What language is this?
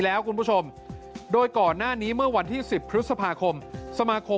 Thai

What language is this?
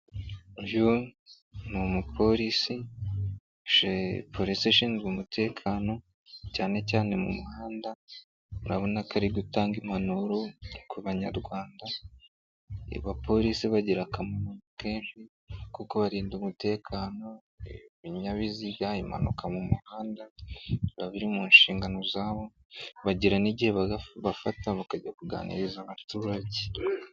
Kinyarwanda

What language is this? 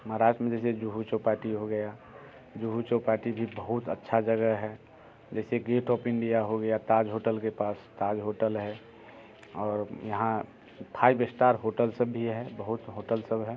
Hindi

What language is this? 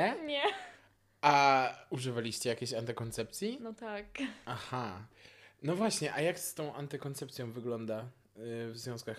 Polish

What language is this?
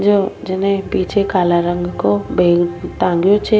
Rajasthani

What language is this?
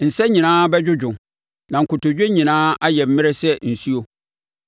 Akan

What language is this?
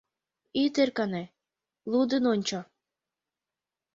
Mari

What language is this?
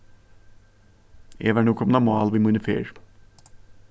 Faroese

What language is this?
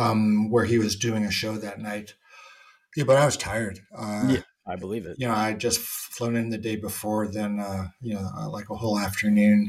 English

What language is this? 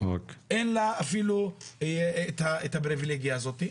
Hebrew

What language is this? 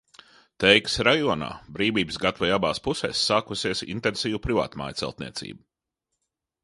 Latvian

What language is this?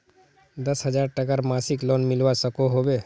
Magahi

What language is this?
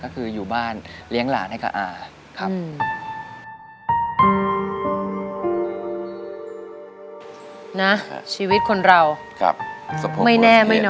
Thai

